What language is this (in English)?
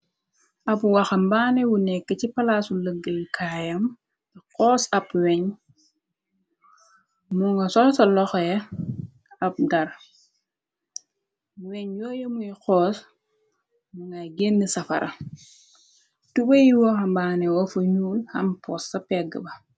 Wolof